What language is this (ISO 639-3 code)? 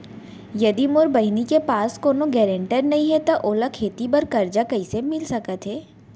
hne